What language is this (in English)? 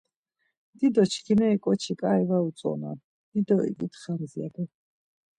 Laz